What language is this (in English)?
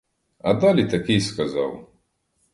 Ukrainian